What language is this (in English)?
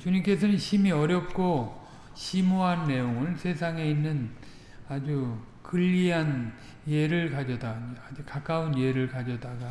Korean